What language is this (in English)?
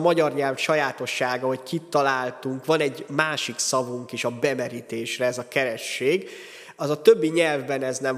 Hungarian